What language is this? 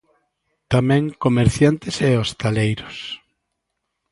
Galician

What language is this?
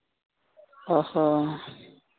Santali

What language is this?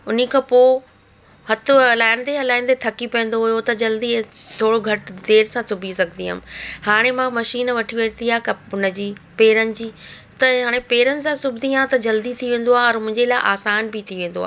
Sindhi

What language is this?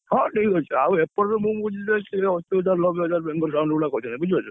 Odia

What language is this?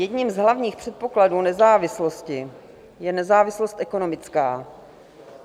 Czech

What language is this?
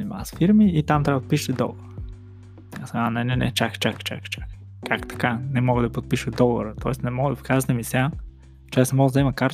Bulgarian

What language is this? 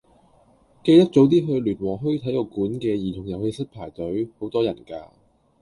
Cantonese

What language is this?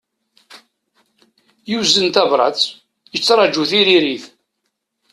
Kabyle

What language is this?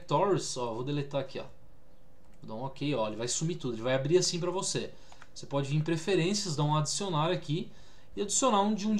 Portuguese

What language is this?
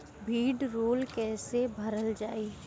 Bhojpuri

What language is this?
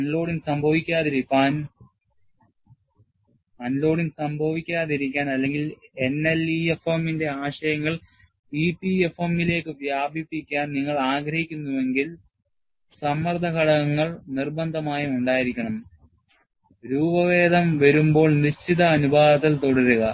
Malayalam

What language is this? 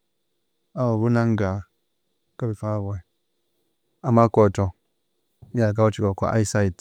Konzo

